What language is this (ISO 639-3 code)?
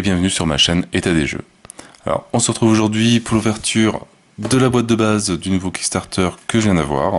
fra